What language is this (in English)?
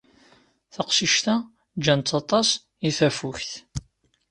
Kabyle